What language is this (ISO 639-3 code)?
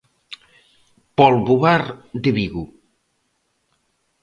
glg